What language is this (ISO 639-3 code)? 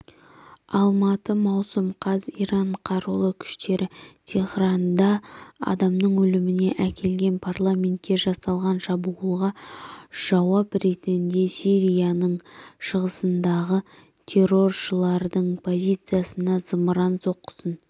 kaz